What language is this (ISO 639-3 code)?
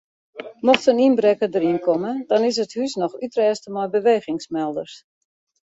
fry